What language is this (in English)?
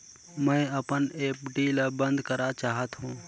Chhattisgarhi